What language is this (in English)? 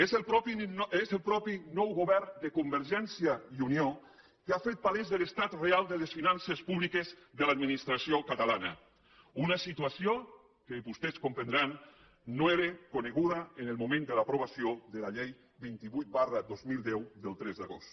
Catalan